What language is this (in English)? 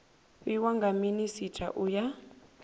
Venda